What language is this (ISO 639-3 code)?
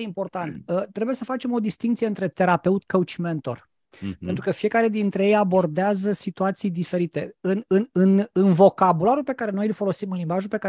ron